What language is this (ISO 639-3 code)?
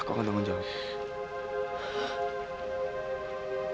ind